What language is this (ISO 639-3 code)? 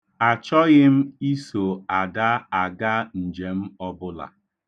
ibo